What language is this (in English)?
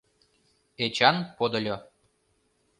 Mari